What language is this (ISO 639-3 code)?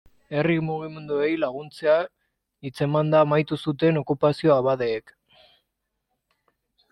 eus